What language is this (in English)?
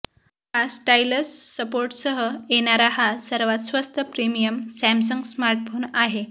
Marathi